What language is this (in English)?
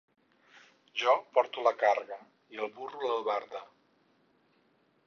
Catalan